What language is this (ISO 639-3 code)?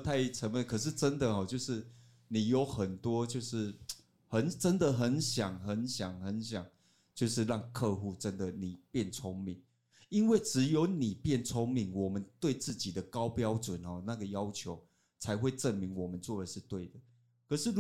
zho